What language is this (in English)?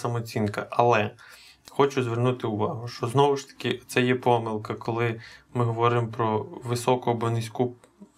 Ukrainian